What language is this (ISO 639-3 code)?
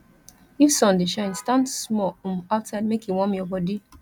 pcm